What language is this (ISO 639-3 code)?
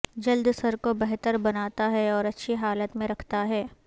urd